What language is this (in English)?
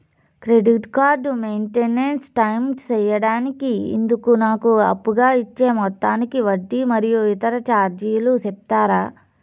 Telugu